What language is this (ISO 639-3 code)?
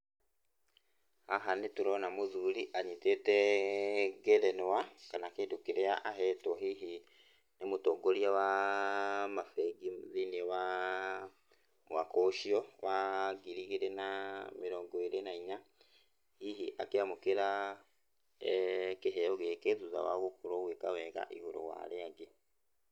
kik